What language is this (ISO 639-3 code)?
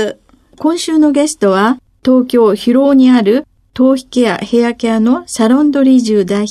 jpn